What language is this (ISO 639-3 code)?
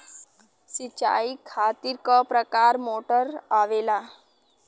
bho